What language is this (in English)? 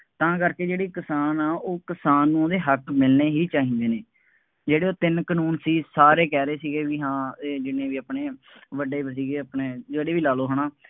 Punjabi